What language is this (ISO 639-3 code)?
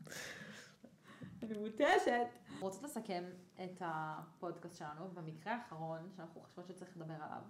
heb